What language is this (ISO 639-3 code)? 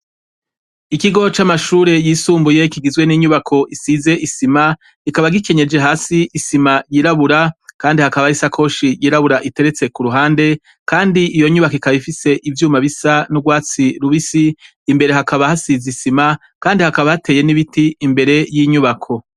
run